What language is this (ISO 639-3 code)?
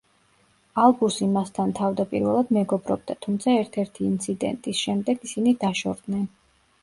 kat